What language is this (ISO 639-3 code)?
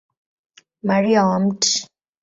swa